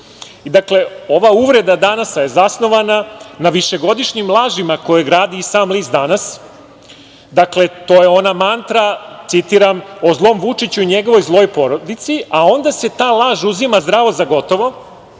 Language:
Serbian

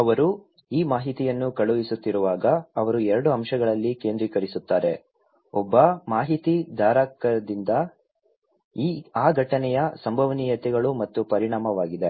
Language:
Kannada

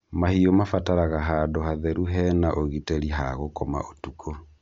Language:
Kikuyu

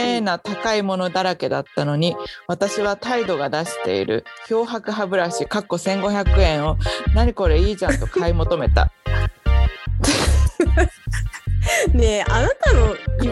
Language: Japanese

